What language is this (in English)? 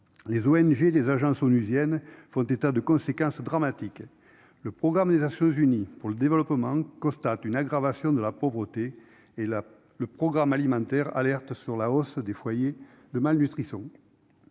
French